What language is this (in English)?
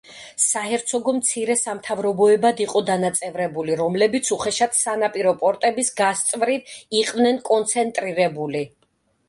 Georgian